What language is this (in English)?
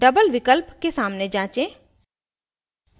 Hindi